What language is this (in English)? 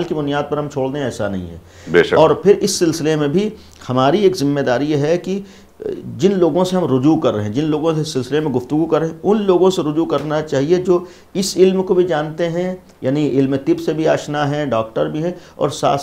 Hindi